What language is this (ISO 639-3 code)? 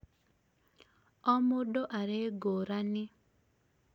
kik